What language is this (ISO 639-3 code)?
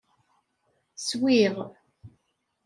kab